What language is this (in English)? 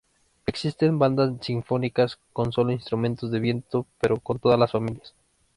Spanish